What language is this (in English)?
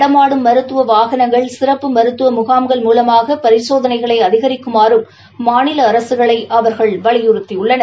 Tamil